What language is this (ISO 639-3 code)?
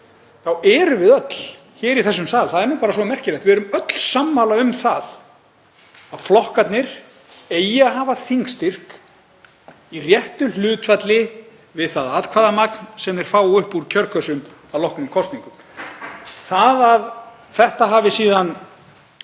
isl